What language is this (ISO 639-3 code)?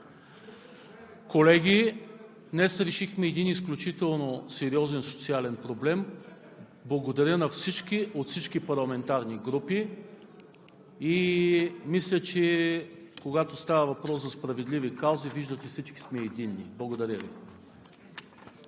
bul